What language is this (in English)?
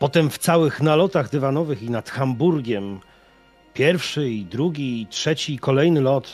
Polish